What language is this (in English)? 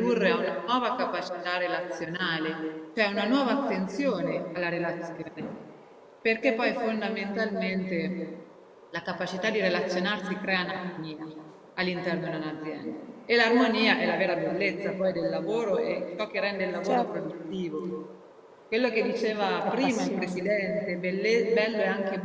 Italian